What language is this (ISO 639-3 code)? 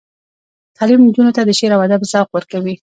pus